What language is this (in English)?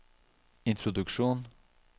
Norwegian